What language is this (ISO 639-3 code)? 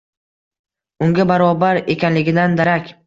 uzb